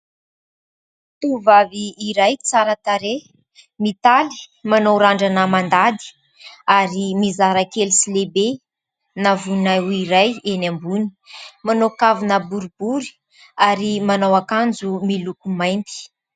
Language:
Malagasy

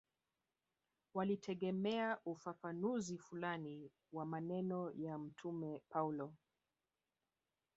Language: Swahili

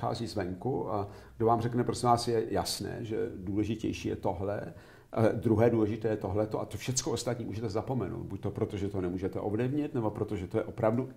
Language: Czech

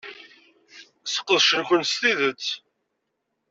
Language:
Kabyle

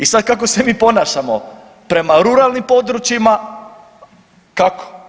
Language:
Croatian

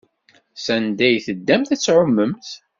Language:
Kabyle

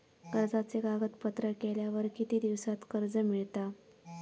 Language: Marathi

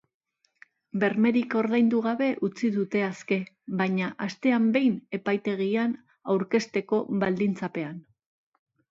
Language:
Basque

